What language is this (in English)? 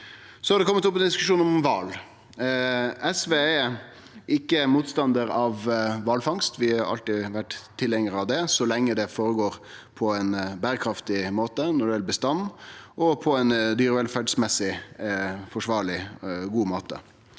Norwegian